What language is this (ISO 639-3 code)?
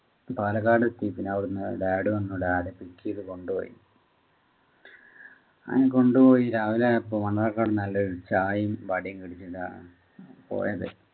mal